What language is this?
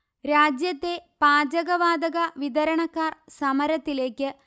Malayalam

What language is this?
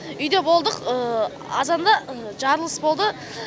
Kazakh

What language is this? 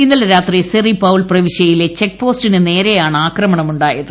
Malayalam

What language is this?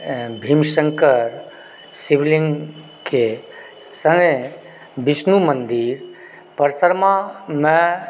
Maithili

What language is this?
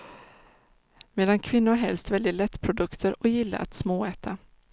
Swedish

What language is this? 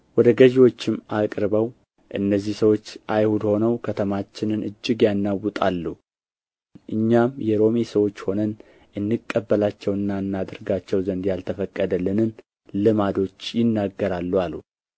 Amharic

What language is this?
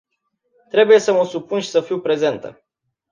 Romanian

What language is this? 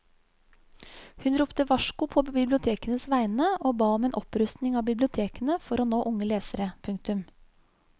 Norwegian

